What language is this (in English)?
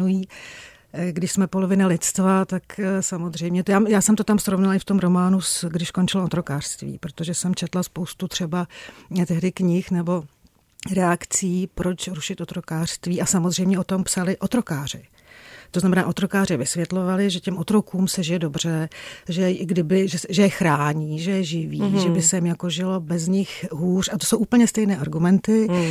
Czech